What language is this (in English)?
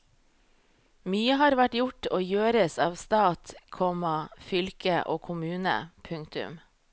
Norwegian